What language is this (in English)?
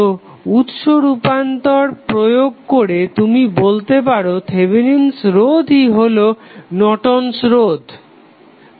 Bangla